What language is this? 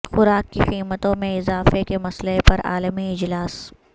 Urdu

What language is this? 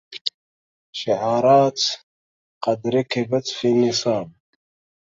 Arabic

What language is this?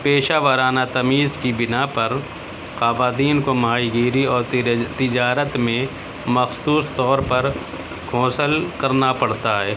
Urdu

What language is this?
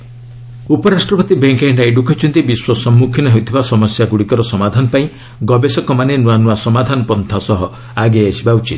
Odia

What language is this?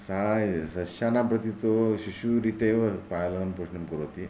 Sanskrit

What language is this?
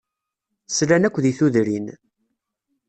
Kabyle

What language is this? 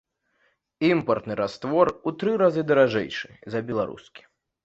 Belarusian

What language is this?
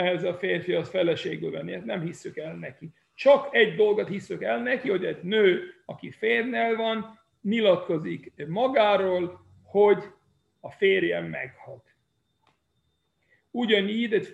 Hungarian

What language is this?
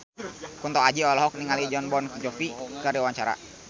Sundanese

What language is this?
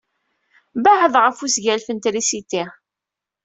Kabyle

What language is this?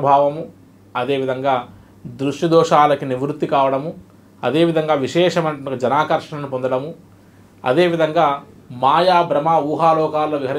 Telugu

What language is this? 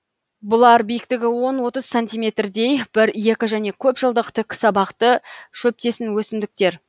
Kazakh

